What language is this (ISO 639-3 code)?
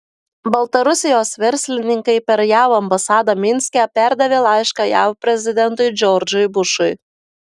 lit